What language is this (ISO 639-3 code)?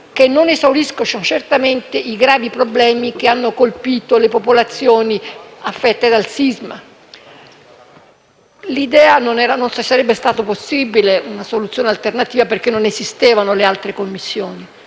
ita